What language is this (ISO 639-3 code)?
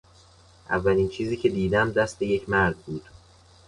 fas